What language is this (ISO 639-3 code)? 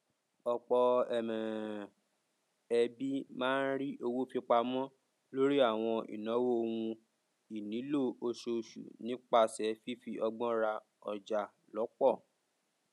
yor